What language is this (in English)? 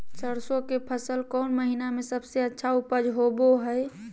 Magahi